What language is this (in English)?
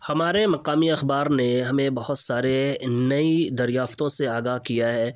Urdu